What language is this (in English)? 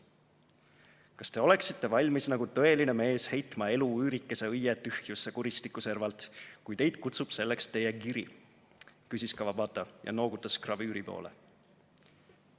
Estonian